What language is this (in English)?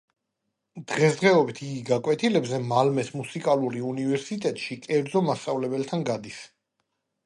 Georgian